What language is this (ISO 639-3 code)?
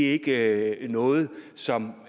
dan